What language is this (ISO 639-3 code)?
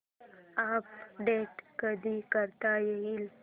mar